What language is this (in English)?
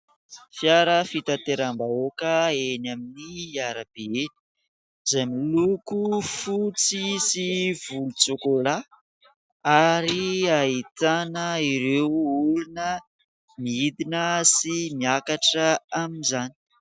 Malagasy